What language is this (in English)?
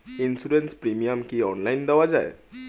Bangla